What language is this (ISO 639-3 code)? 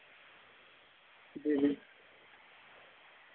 doi